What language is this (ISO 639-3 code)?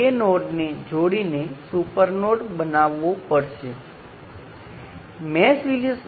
guj